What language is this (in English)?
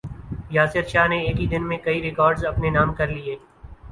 Urdu